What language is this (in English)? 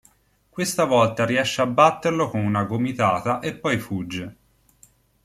Italian